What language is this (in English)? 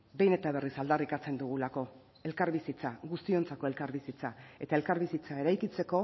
Basque